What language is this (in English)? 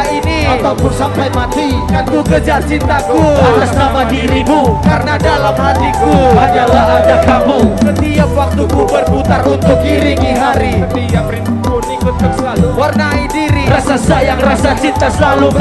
Indonesian